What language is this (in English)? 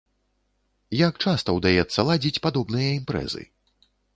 Belarusian